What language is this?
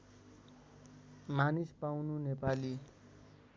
Nepali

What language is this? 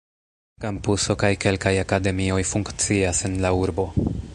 Esperanto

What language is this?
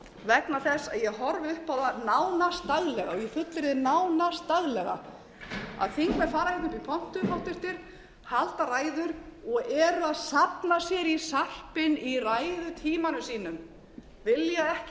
Icelandic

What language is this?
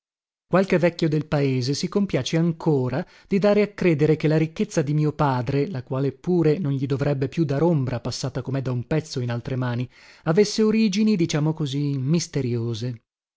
Italian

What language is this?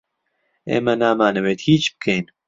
Central Kurdish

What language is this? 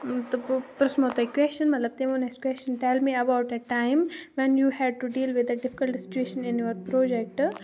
Kashmiri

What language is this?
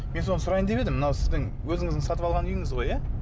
Kazakh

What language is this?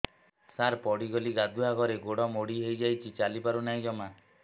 Odia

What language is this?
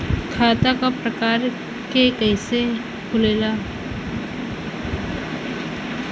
Bhojpuri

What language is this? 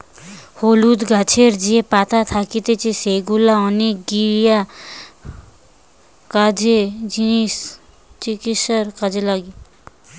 Bangla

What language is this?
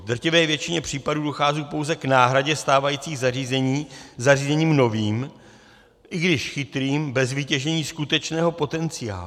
Czech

